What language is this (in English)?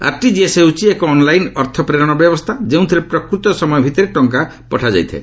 Odia